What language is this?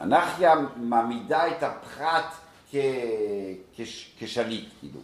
Hebrew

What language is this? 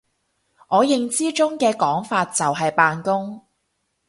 Cantonese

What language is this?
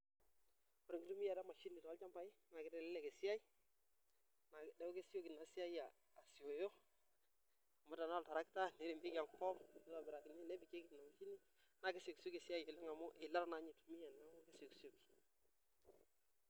Masai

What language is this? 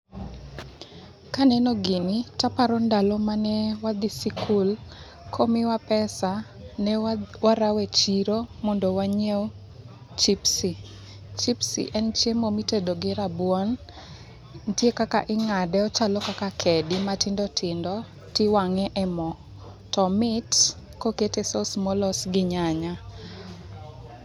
Luo (Kenya and Tanzania)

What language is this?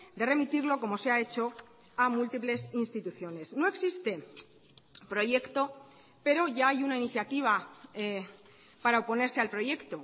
Spanish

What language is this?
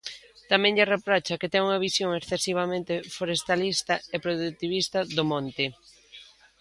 Galician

